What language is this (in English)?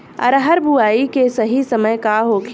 Bhojpuri